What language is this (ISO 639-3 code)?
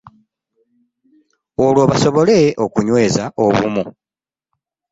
lug